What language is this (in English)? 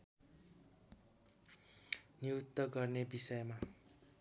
Nepali